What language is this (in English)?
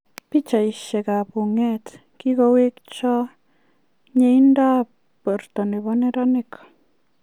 Kalenjin